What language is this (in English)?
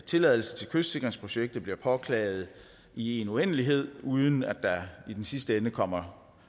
Danish